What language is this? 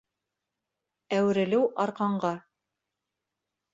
Bashkir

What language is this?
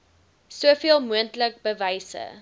Afrikaans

